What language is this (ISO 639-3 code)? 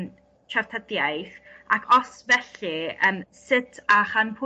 cym